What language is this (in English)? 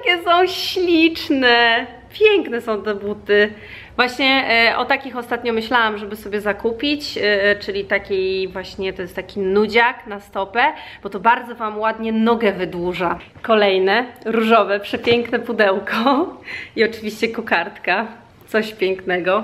Polish